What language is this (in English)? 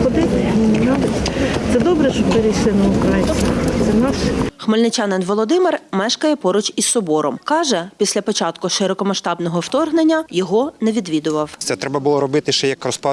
Ukrainian